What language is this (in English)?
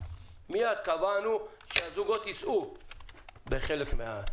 Hebrew